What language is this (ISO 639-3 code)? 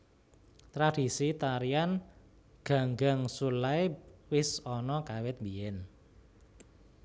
jav